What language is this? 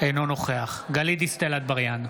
Hebrew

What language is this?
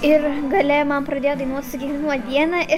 Lithuanian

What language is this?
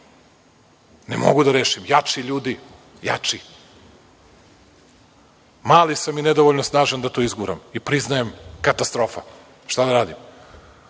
Serbian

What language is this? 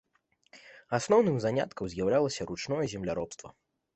Belarusian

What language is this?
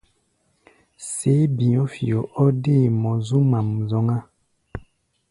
Gbaya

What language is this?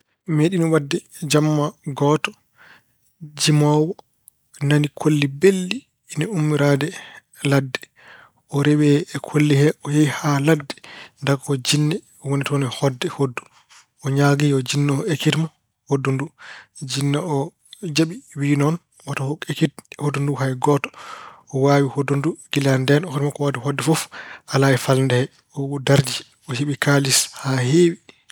Fula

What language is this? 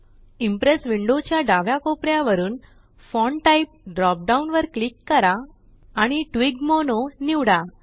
Marathi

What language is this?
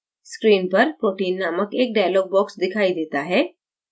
Hindi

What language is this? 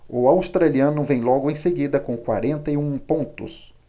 Portuguese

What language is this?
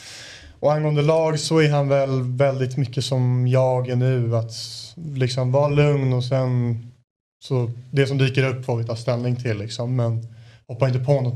Swedish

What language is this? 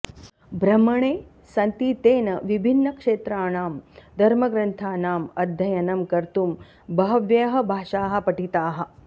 Sanskrit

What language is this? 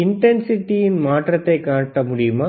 Tamil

